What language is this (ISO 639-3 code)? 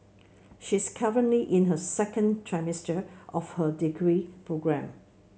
eng